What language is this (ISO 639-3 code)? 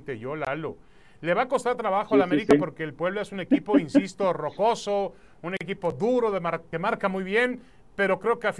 spa